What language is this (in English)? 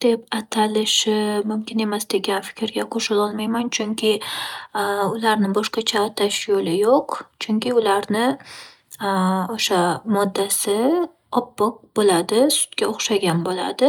Uzbek